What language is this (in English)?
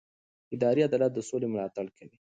Pashto